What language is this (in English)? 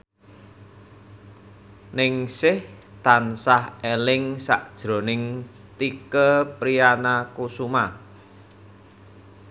Javanese